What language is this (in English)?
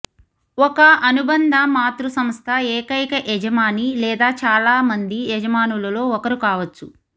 Telugu